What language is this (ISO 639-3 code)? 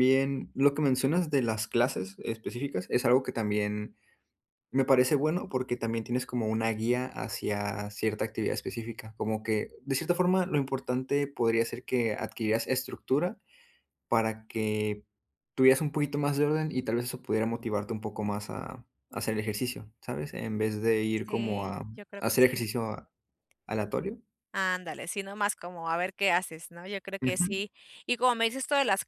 spa